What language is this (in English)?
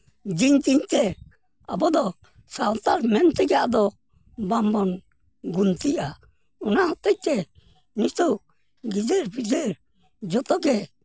Santali